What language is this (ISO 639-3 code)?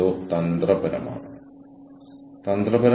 mal